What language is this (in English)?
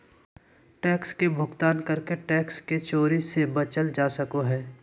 Magahi